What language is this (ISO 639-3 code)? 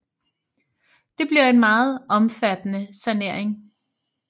dan